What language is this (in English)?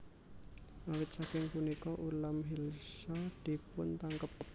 Javanese